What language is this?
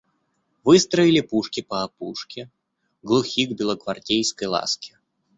Russian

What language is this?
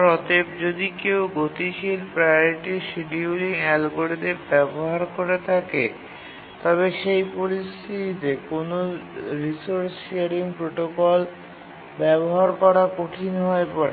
Bangla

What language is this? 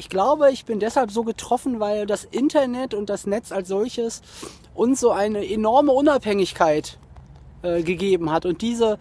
German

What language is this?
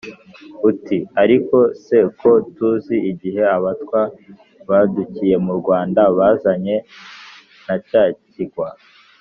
Kinyarwanda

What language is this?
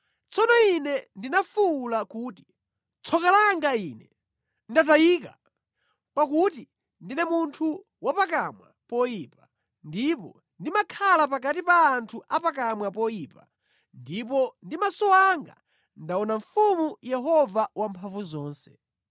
Nyanja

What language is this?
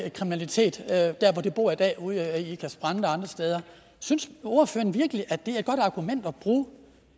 Danish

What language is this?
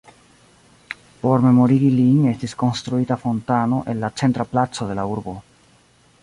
Esperanto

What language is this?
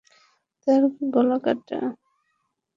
Bangla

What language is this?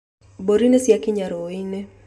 Kikuyu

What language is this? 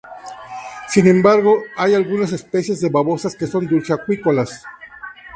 Spanish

